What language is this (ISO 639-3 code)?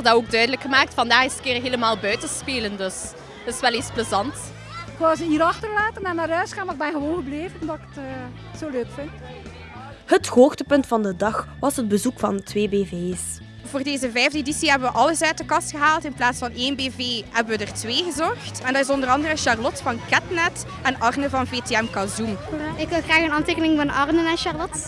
nld